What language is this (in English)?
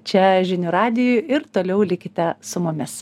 Lithuanian